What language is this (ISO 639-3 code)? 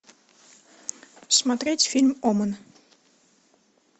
rus